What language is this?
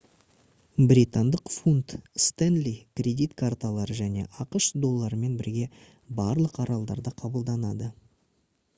Kazakh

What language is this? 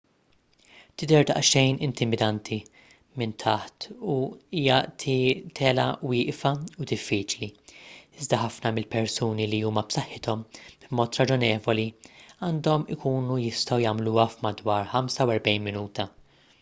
Maltese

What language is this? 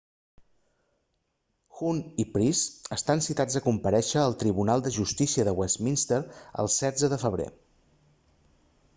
Catalan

